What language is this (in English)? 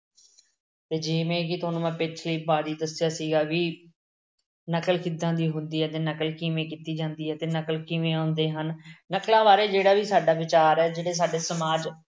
Punjabi